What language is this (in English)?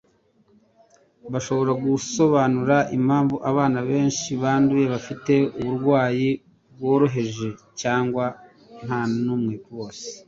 Kinyarwanda